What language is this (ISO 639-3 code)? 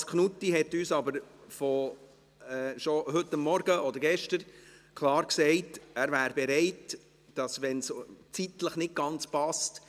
gsw